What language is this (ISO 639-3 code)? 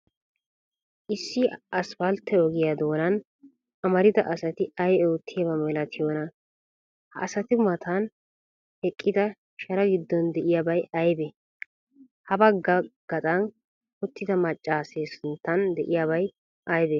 wal